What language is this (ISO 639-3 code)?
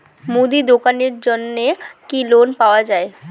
ben